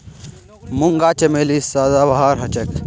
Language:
Magahi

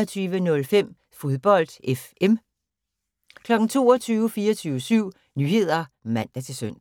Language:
Danish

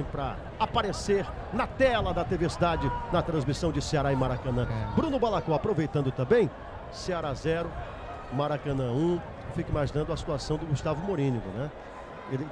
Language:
Portuguese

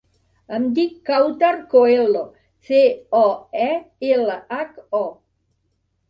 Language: Catalan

